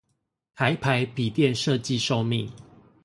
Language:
Chinese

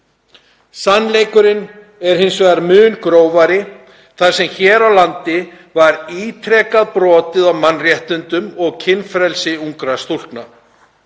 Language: Icelandic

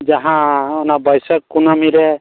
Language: Santali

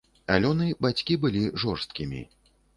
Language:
Belarusian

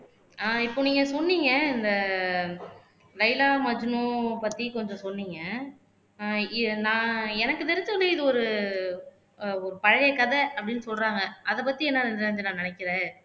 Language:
Tamil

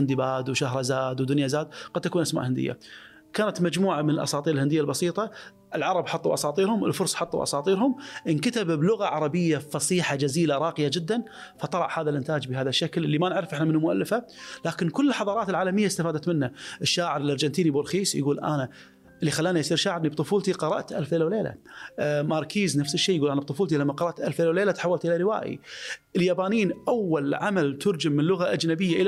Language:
Arabic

